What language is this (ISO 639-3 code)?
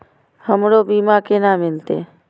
mai